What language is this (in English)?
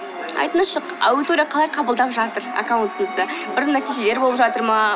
Kazakh